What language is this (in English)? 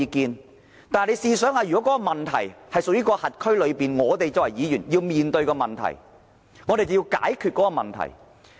Cantonese